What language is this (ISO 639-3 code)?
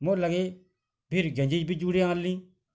ori